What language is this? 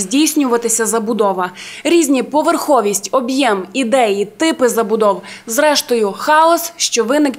Ukrainian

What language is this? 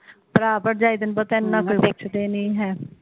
Punjabi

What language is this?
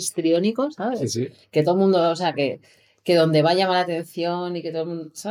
Spanish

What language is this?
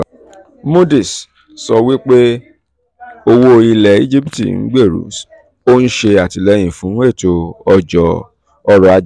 Yoruba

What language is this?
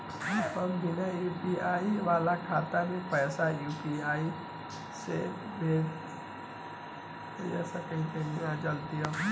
Bhojpuri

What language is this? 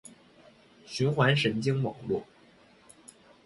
Chinese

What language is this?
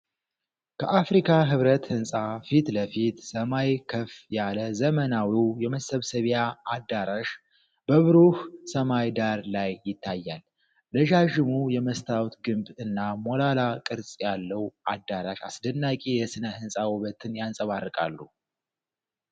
Amharic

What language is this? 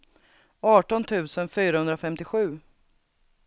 Swedish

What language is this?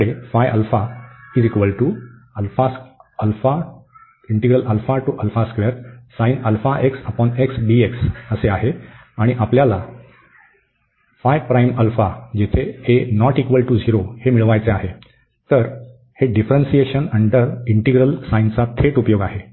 Marathi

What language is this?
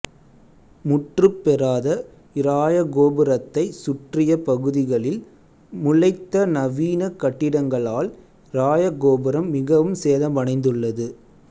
Tamil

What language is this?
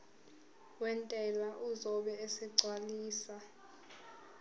Zulu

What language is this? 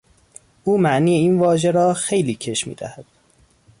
Persian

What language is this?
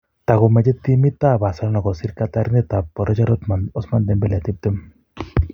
Kalenjin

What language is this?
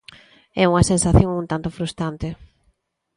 Galician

